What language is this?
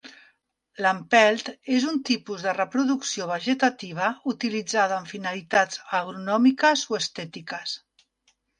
Catalan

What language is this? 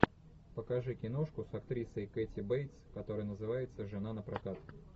Russian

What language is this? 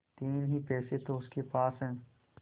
Hindi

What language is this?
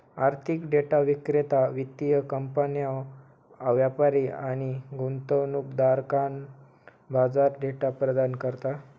Marathi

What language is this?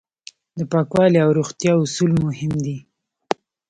Pashto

